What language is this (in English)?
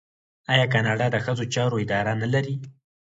Pashto